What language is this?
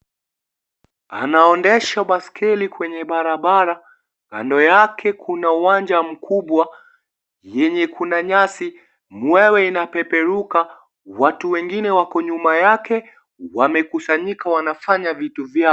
Swahili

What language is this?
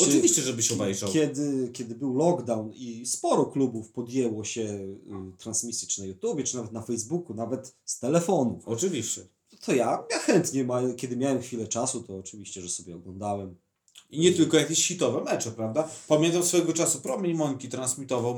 Polish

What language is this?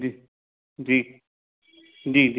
Hindi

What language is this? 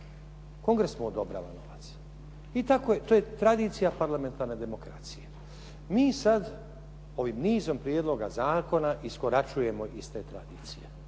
Croatian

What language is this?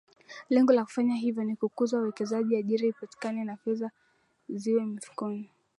Swahili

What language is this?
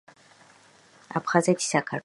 Georgian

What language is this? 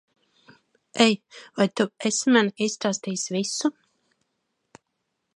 Latvian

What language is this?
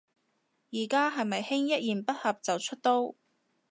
Cantonese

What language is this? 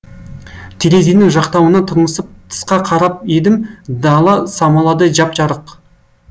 Kazakh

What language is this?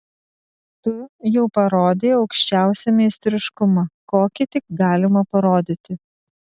Lithuanian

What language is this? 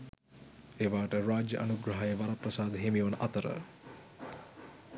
Sinhala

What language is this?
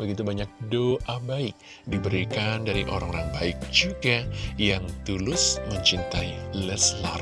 Indonesian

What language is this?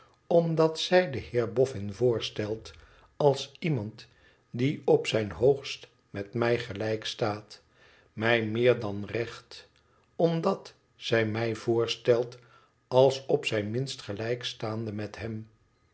Dutch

